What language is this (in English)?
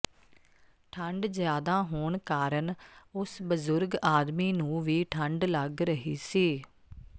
Punjabi